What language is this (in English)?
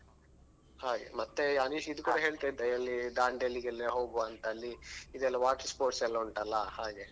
Kannada